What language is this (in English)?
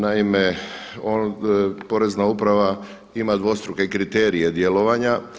Croatian